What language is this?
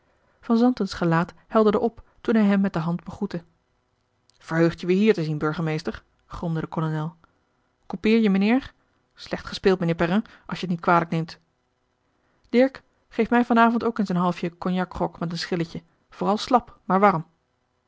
Dutch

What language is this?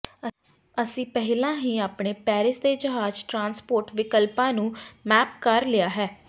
Punjabi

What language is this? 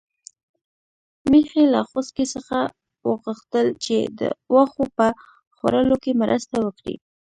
Pashto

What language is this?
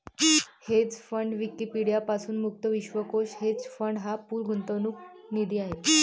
Marathi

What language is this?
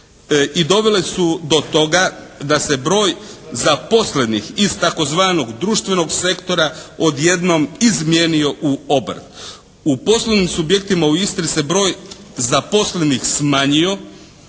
Croatian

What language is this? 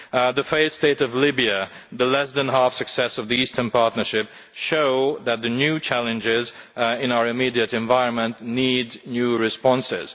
English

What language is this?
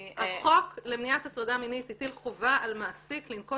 Hebrew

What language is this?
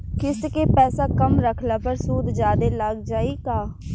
Bhojpuri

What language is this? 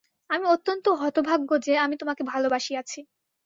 Bangla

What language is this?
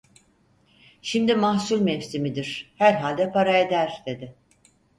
Turkish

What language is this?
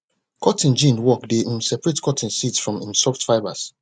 Nigerian Pidgin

